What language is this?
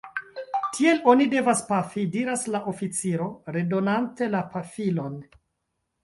Esperanto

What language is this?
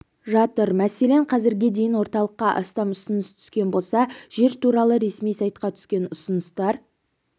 Kazakh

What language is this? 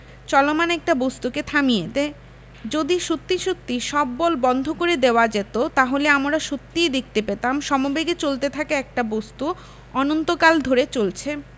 Bangla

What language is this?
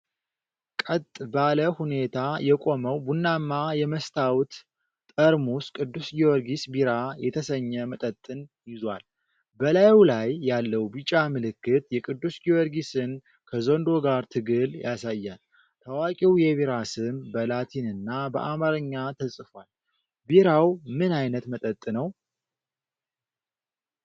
Amharic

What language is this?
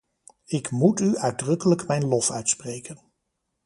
Dutch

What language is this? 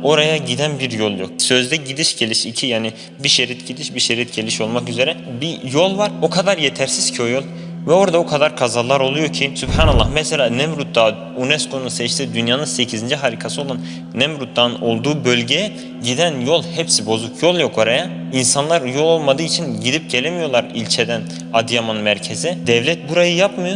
Turkish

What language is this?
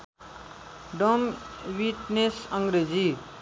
Nepali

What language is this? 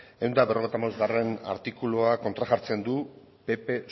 Basque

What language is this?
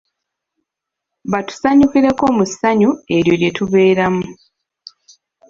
Ganda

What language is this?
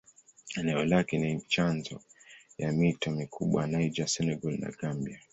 Swahili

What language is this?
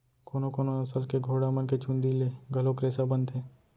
Chhattisgarhi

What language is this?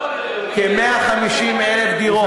Hebrew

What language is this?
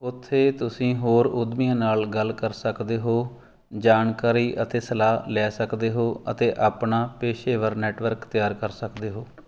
Punjabi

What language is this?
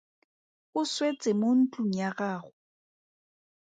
Tswana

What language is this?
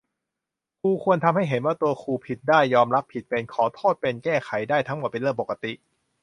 Thai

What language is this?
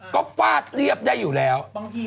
Thai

